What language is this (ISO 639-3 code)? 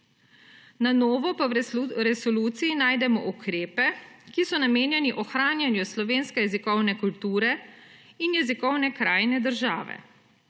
slv